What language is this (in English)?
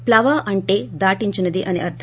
Telugu